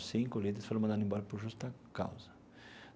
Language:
Portuguese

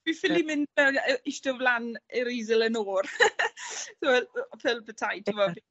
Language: Welsh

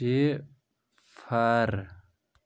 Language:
Kashmiri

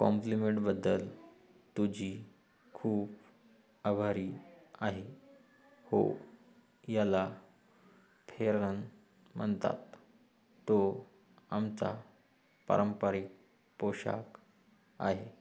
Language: Marathi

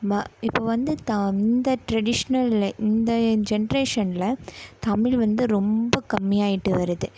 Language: Tamil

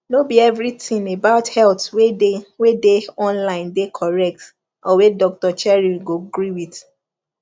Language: Nigerian Pidgin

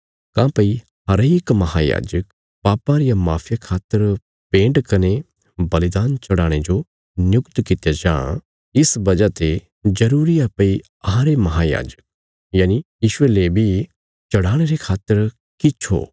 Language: Bilaspuri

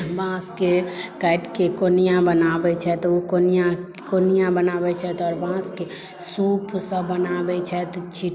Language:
Maithili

